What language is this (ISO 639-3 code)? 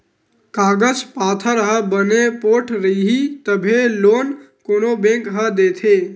hne